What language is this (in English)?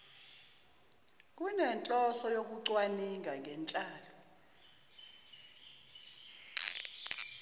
Zulu